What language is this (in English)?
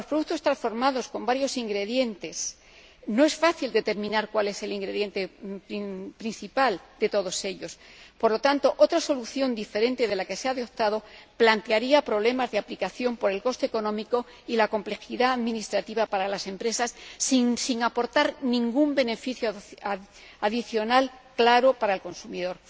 Spanish